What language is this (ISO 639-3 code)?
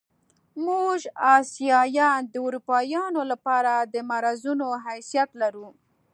pus